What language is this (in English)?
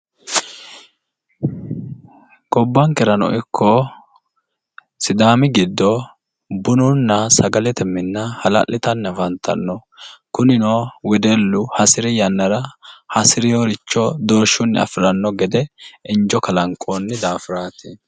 Sidamo